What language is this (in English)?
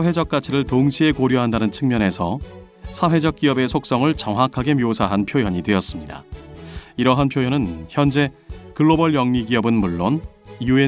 Korean